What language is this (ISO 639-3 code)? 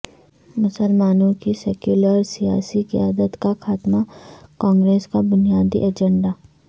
urd